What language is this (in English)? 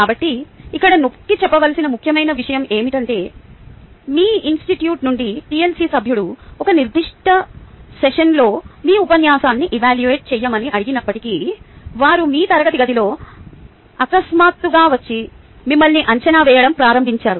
Telugu